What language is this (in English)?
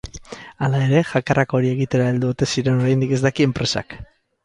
Basque